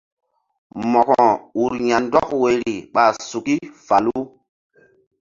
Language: Mbum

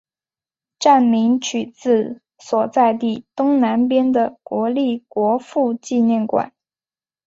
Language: Chinese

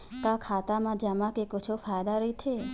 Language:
Chhattisgarhi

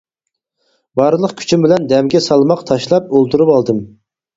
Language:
Uyghur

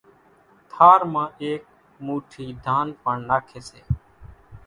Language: Kachi Koli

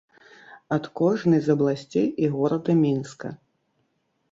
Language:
Belarusian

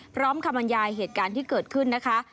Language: Thai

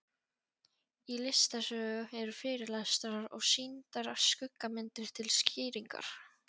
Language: Icelandic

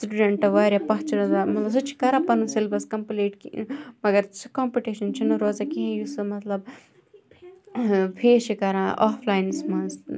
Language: Kashmiri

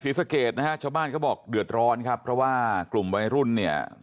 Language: Thai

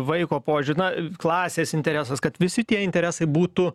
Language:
Lithuanian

